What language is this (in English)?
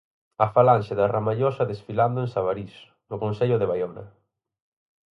Galician